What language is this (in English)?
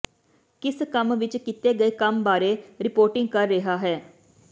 Punjabi